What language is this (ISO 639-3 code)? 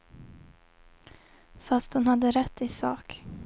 swe